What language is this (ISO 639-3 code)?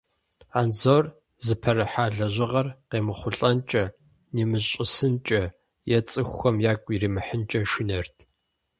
kbd